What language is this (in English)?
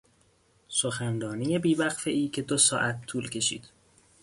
Persian